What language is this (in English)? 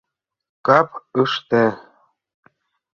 Mari